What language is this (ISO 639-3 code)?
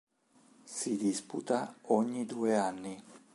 ita